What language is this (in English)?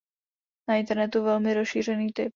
Czech